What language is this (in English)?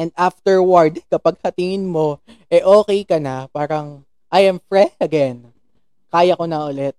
Filipino